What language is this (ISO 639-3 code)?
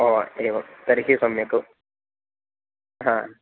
san